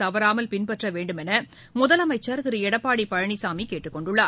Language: Tamil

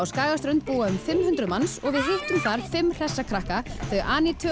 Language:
Icelandic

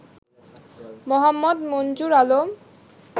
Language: Bangla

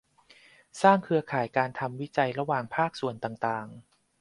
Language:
Thai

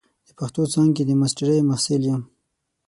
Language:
Pashto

